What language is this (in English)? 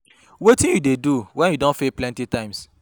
Nigerian Pidgin